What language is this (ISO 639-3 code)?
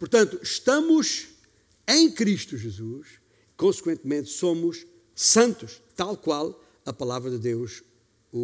por